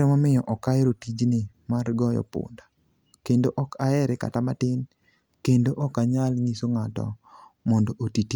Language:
Luo (Kenya and Tanzania)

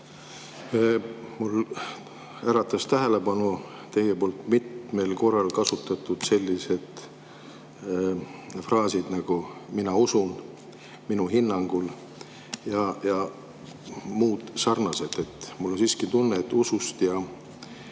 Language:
Estonian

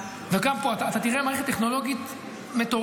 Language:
Hebrew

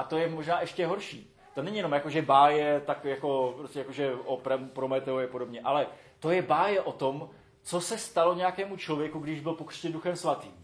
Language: Czech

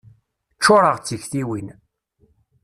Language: Kabyle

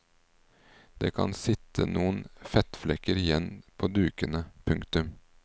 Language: Norwegian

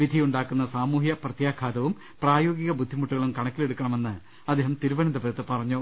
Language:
Malayalam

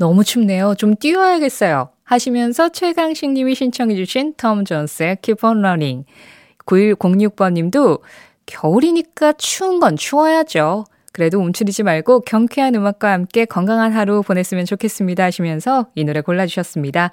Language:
Korean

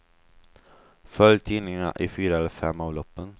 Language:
Swedish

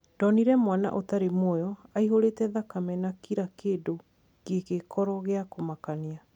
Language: Kikuyu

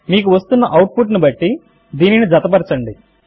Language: Telugu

